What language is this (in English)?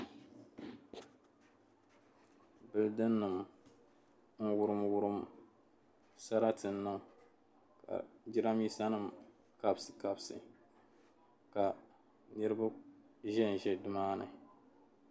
Dagbani